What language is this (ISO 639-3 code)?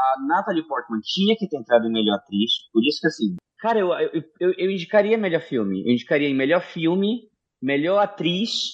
por